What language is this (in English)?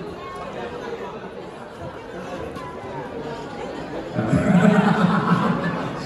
Indonesian